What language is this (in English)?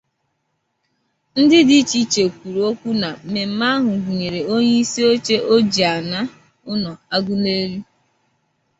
Igbo